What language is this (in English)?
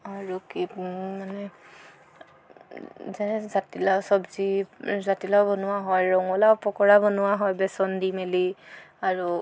Assamese